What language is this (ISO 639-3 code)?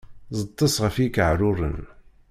kab